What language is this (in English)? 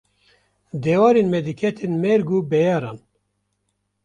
Kurdish